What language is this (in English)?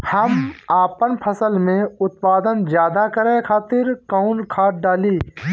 Bhojpuri